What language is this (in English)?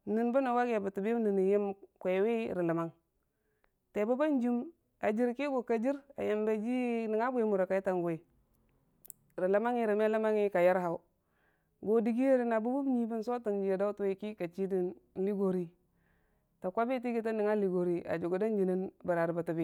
Dijim-Bwilim